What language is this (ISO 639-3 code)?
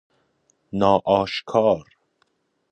fas